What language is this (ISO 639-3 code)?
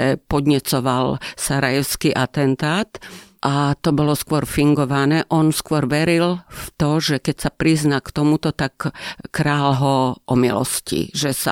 slk